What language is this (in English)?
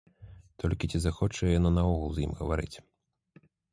Belarusian